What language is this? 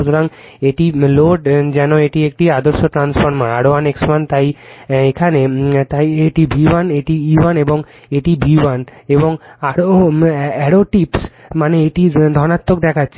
Bangla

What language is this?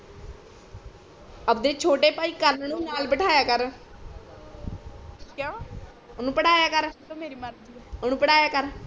Punjabi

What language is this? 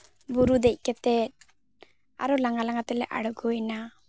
Santali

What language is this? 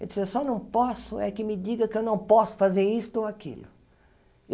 Portuguese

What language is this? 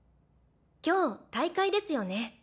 Japanese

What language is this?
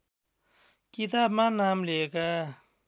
Nepali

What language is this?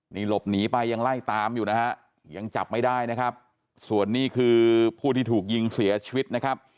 Thai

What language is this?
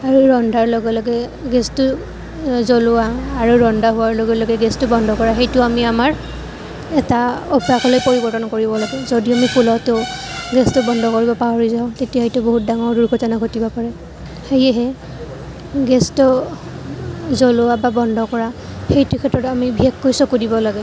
Assamese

